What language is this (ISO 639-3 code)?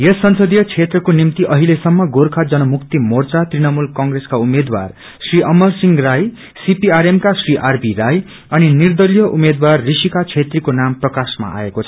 nep